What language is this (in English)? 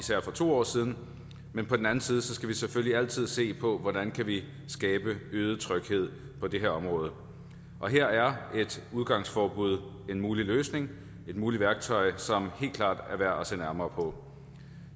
Danish